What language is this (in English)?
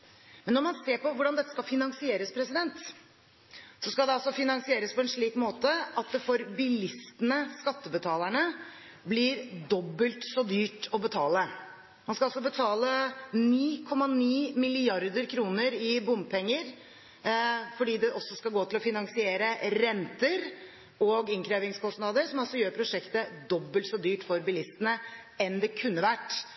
Norwegian Bokmål